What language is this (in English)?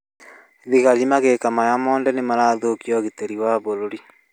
Kikuyu